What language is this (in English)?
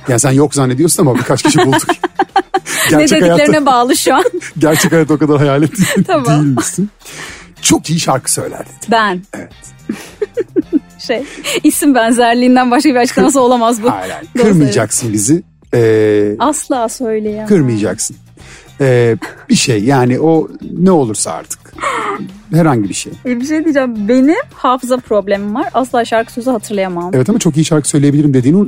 Turkish